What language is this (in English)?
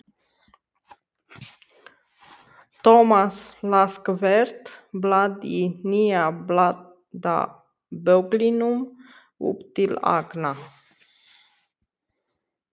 Icelandic